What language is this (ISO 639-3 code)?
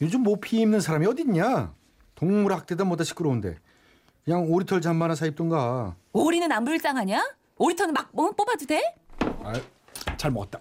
kor